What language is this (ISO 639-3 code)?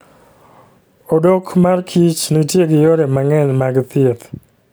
luo